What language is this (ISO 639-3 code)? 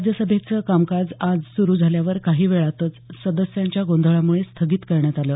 mar